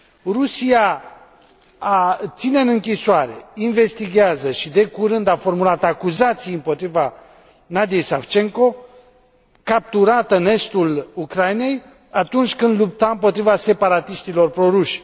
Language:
Romanian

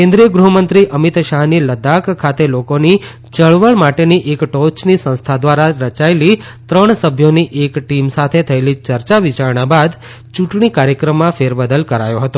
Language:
Gujarati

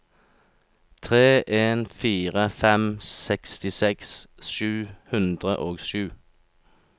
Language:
Norwegian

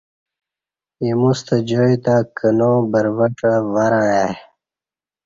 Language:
Kati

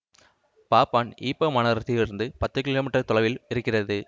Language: Tamil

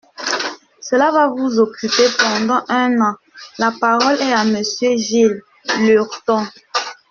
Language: French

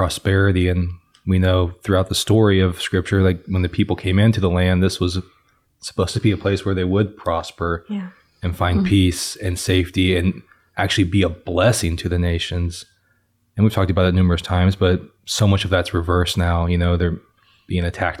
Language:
English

